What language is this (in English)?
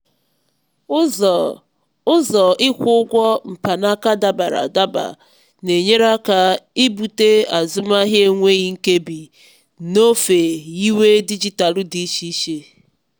Igbo